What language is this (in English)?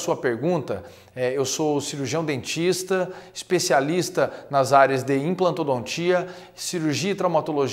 Portuguese